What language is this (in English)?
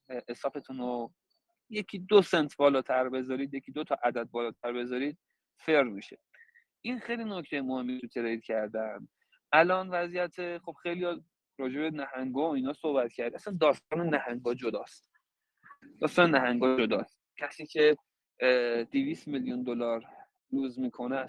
Persian